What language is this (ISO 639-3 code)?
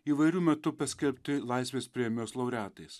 lit